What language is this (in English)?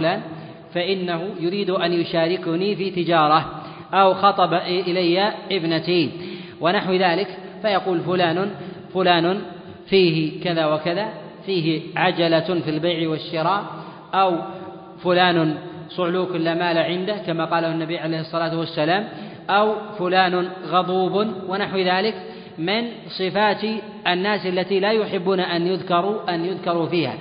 Arabic